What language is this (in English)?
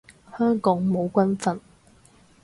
Cantonese